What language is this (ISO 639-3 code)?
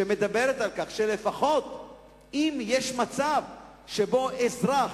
heb